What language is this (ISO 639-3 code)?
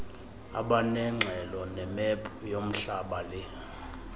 xho